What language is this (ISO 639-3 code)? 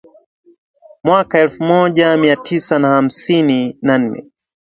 swa